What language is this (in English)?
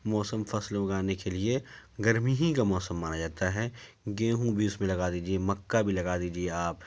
Urdu